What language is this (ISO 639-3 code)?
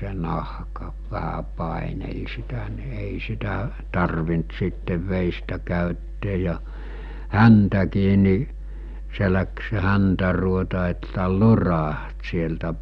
fin